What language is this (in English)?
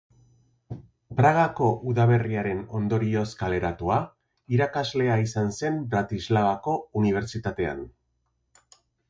Basque